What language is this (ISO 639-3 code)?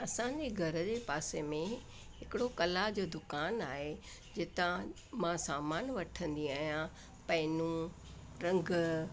snd